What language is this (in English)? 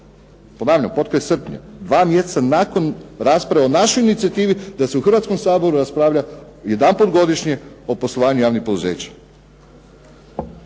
Croatian